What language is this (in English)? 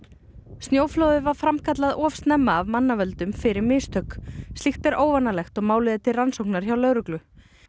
Icelandic